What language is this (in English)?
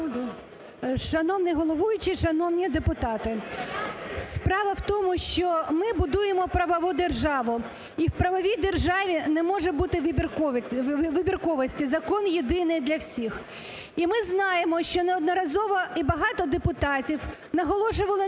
Ukrainian